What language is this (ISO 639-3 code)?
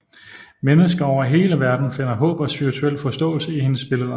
dan